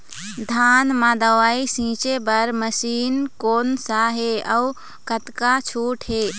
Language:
Chhattisgarhi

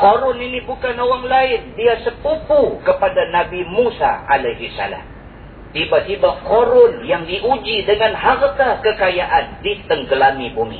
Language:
Malay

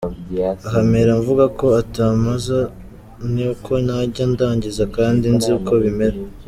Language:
Kinyarwanda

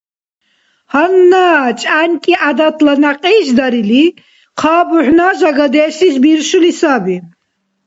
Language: Dargwa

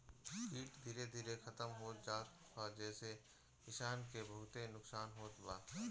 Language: Bhojpuri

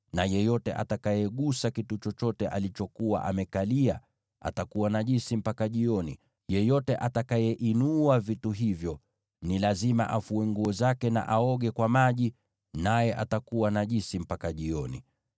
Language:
Swahili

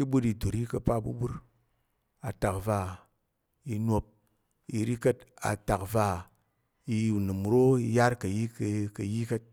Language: Tarok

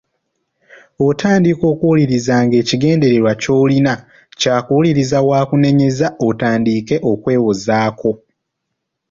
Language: Ganda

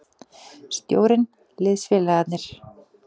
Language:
Icelandic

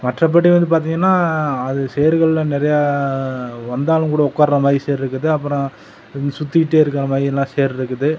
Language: Tamil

